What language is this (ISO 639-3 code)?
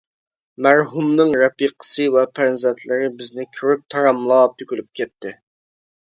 uig